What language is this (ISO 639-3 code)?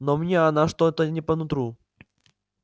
rus